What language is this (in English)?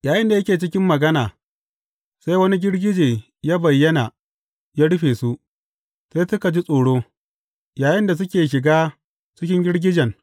Hausa